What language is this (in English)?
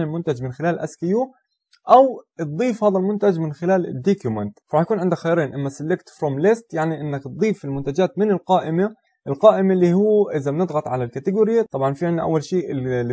Arabic